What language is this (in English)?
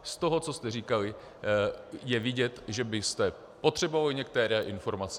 Czech